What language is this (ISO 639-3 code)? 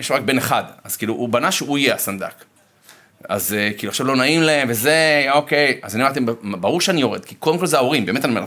heb